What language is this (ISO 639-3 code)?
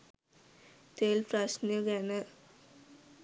sin